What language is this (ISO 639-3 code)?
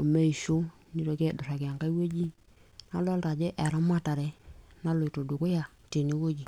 mas